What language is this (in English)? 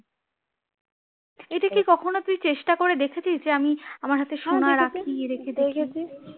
Bangla